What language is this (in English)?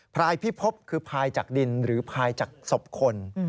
Thai